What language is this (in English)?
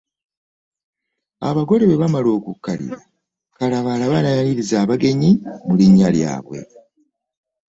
Ganda